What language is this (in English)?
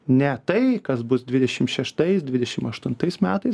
Lithuanian